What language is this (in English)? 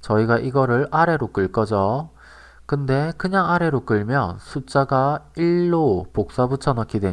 Korean